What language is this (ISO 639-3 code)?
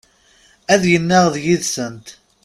kab